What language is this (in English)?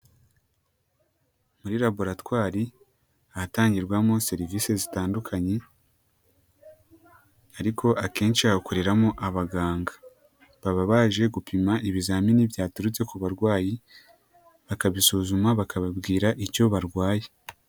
Kinyarwanda